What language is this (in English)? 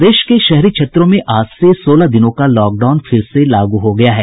Hindi